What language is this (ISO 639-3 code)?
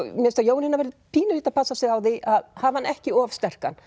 isl